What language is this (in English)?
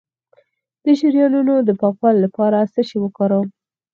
Pashto